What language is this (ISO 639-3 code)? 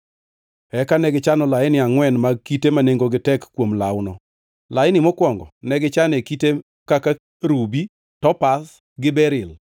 luo